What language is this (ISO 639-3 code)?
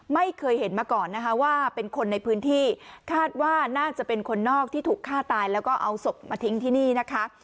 tha